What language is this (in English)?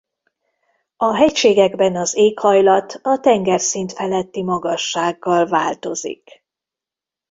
Hungarian